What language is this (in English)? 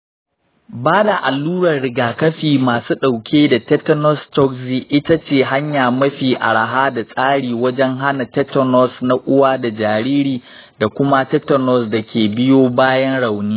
Hausa